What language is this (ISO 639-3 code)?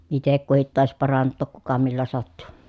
fin